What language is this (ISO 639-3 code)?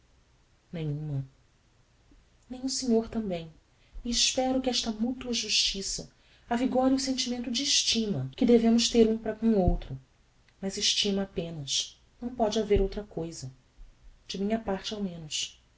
por